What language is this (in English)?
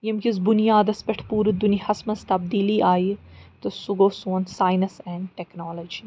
Kashmiri